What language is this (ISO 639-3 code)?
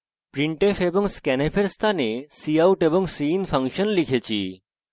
ben